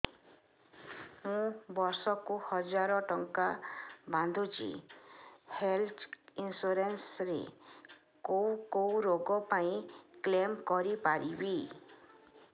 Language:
Odia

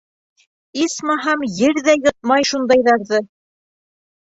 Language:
Bashkir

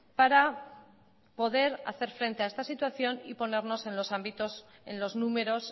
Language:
Spanish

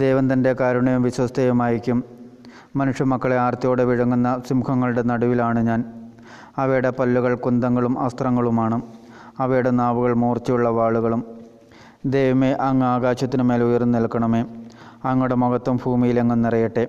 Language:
Malayalam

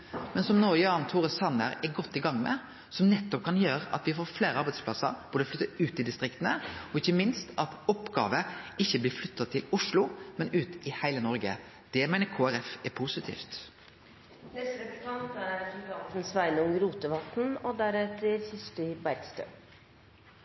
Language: Norwegian Nynorsk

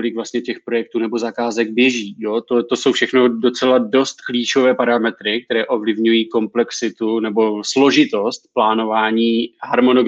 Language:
Czech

